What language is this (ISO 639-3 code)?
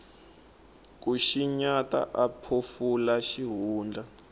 tso